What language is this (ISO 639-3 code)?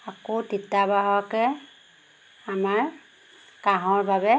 asm